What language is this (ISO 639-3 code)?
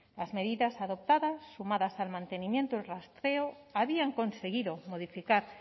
spa